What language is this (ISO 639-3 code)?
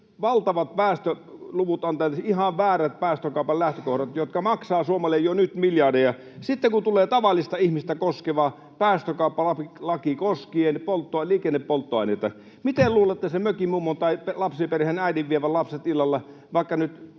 fin